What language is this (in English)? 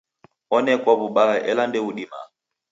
Taita